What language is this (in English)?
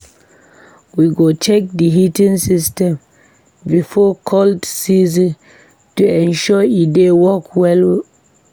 Nigerian Pidgin